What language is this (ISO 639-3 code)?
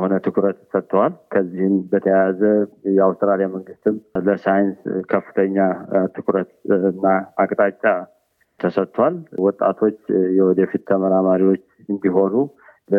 amh